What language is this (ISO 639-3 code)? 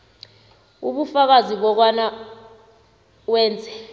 nbl